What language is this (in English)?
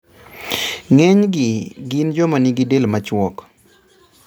Luo (Kenya and Tanzania)